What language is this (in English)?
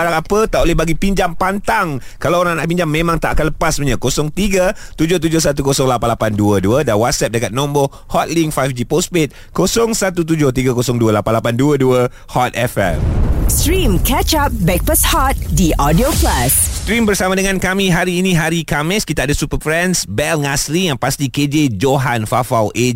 Malay